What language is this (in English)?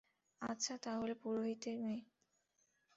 Bangla